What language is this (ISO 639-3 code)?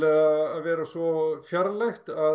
isl